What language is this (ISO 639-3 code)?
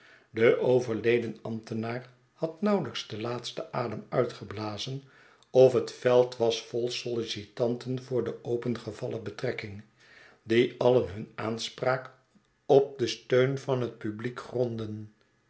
nld